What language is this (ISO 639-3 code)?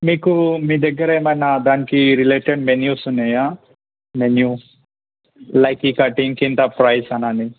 tel